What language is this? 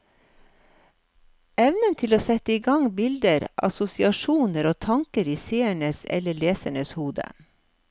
Norwegian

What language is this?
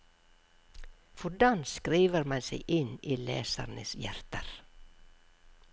Norwegian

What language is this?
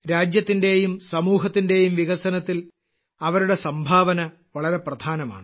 Malayalam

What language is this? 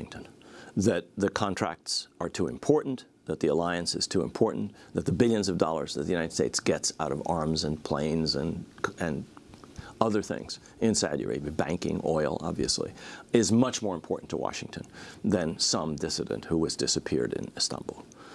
English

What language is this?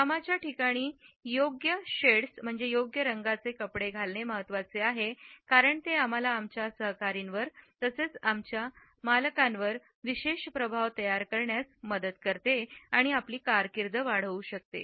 Marathi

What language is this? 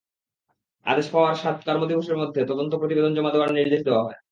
Bangla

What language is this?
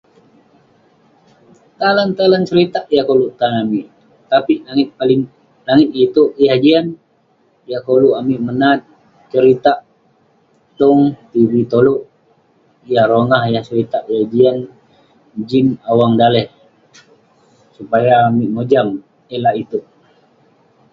Western Penan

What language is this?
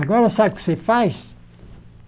Portuguese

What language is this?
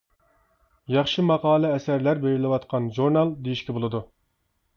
Uyghur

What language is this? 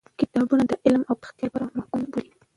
Pashto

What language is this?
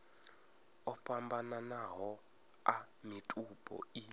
Venda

